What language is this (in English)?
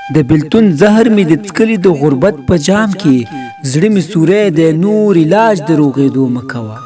Pashto